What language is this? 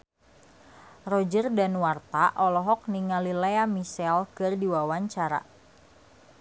Sundanese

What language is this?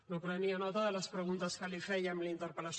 Catalan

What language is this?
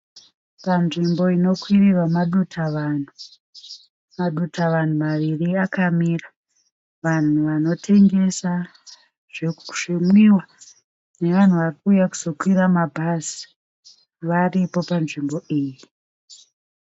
Shona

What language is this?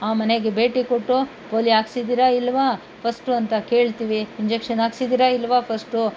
Kannada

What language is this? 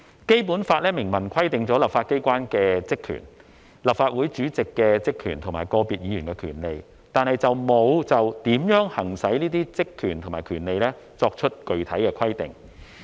Cantonese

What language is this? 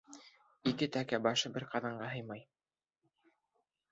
Bashkir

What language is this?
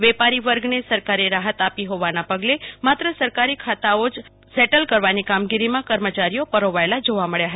Gujarati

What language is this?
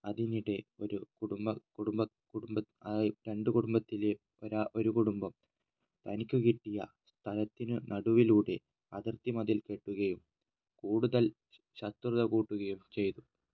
Malayalam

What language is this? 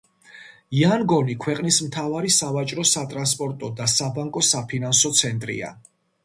Georgian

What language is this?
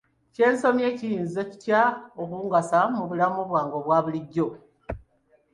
Ganda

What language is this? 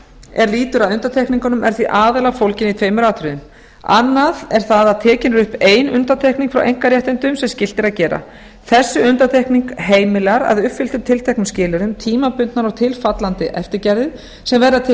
Icelandic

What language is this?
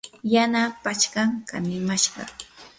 Yanahuanca Pasco Quechua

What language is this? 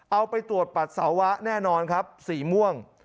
Thai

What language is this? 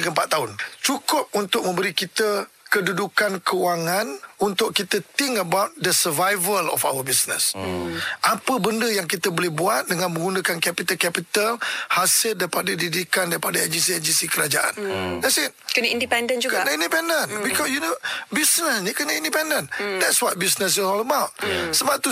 Malay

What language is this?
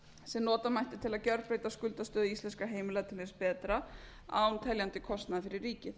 Icelandic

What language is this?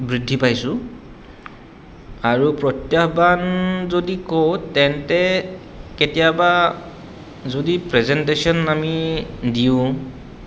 Assamese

